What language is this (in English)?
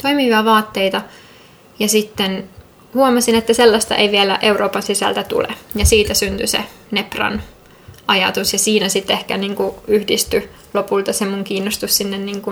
Finnish